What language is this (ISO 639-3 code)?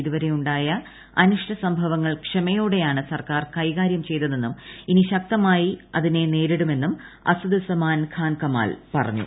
mal